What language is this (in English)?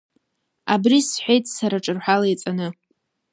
Abkhazian